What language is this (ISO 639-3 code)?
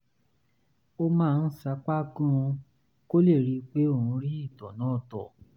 yor